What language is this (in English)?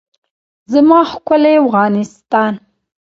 Pashto